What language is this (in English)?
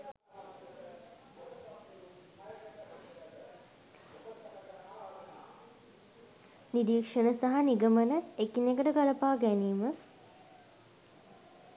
Sinhala